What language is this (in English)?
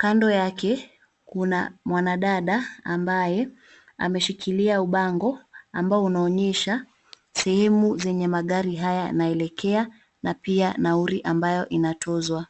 Swahili